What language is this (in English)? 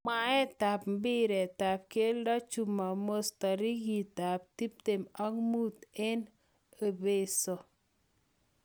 Kalenjin